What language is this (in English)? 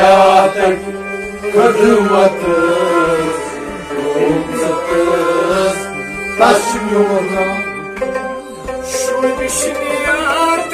Punjabi